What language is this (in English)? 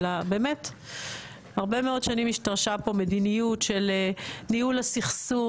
Hebrew